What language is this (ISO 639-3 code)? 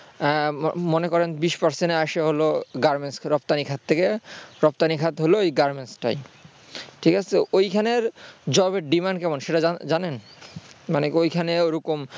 ben